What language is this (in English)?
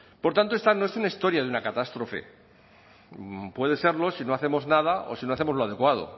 Spanish